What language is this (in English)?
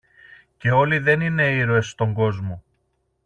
Greek